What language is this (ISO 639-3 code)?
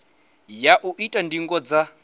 ven